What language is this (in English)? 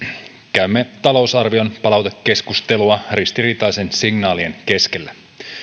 Finnish